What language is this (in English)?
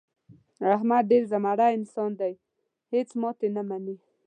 Pashto